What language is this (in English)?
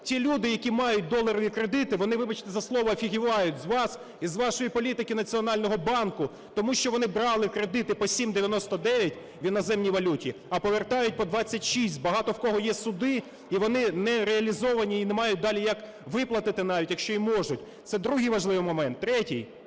Ukrainian